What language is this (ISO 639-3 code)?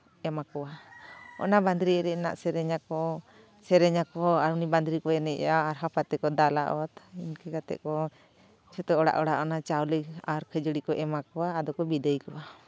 sat